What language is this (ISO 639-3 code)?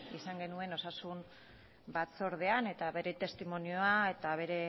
eus